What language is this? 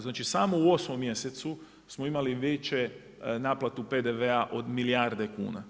Croatian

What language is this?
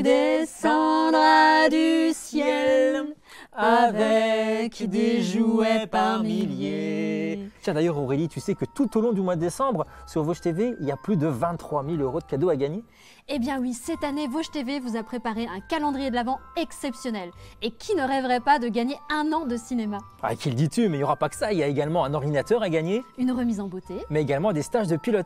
French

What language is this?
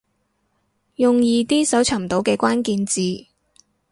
Cantonese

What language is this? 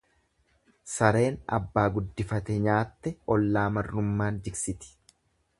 Oromo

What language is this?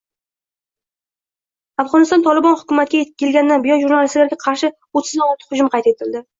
Uzbek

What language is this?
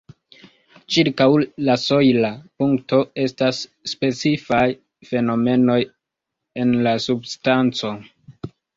Esperanto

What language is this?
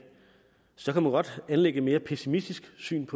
Danish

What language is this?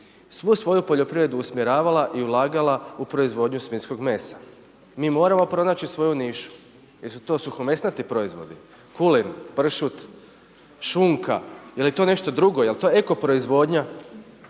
Croatian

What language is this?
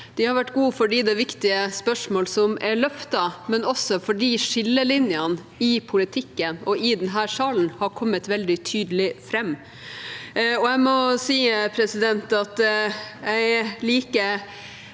Norwegian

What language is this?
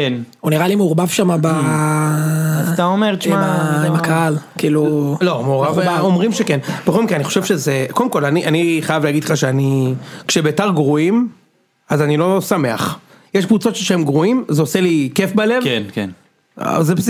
Hebrew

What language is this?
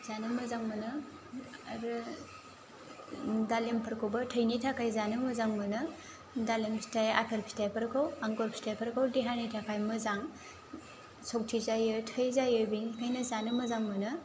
Bodo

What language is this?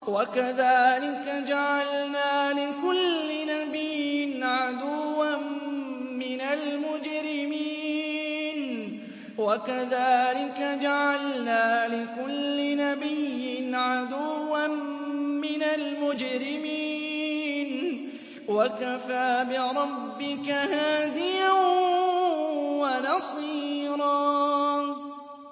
Arabic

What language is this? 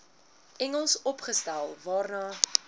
Afrikaans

